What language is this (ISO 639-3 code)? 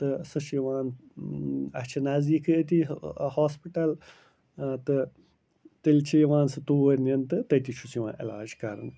kas